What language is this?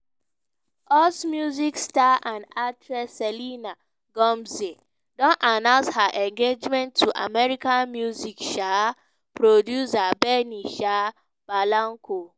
Nigerian Pidgin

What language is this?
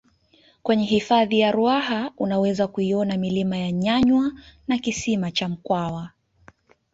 Swahili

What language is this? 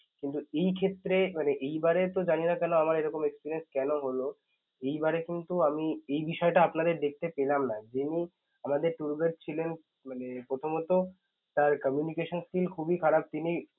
Bangla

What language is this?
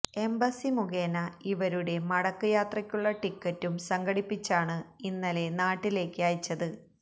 Malayalam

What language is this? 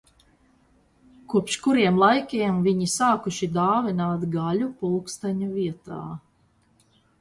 Latvian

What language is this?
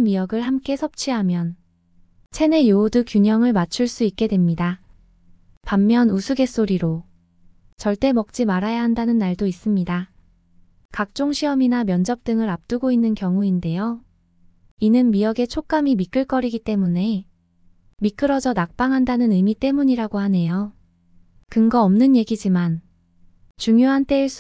Korean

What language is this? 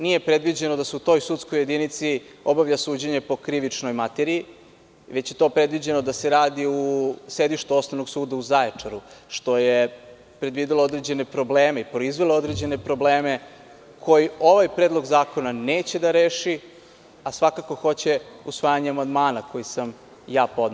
Serbian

